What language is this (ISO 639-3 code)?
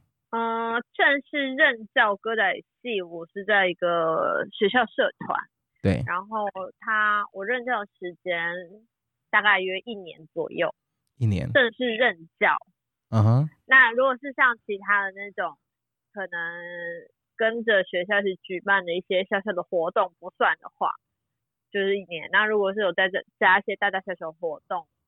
zho